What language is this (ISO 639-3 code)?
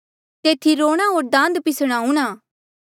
mjl